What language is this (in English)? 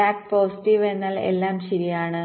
Malayalam